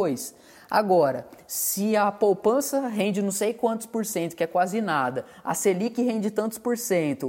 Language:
Portuguese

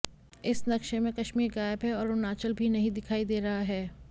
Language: Hindi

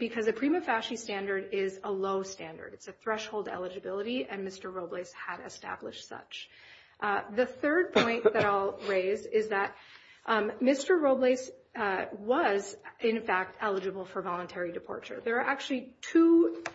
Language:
English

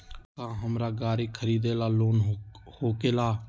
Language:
Magahi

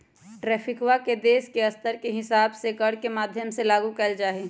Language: Magahi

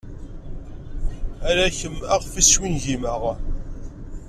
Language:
Kabyle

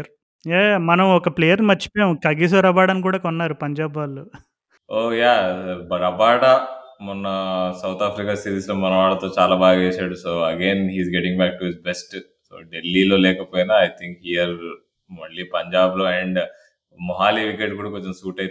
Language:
Telugu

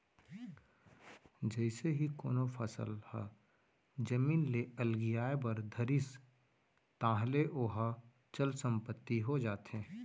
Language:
Chhattisgarhi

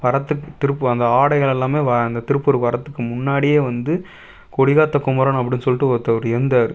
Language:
Tamil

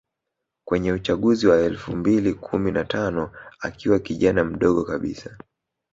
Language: Swahili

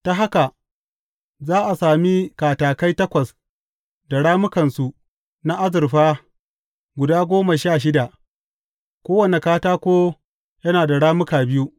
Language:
Hausa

